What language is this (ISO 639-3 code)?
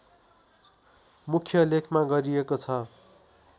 nep